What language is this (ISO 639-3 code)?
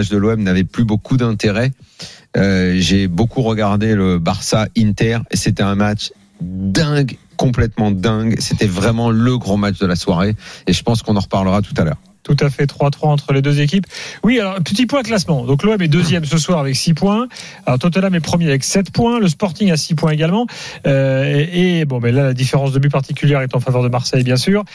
fra